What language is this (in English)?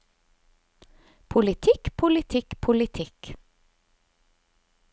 Norwegian